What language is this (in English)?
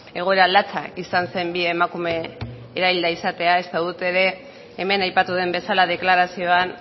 Basque